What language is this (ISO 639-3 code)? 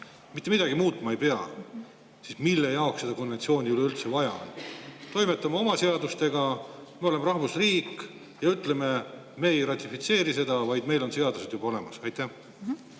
est